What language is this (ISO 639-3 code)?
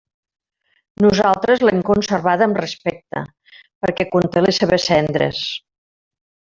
cat